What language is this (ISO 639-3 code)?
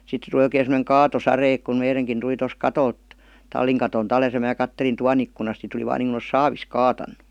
fin